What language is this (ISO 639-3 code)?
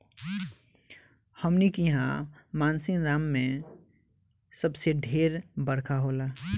bho